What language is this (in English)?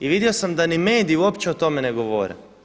Croatian